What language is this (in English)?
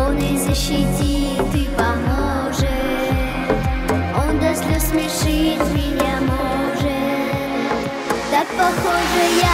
Romanian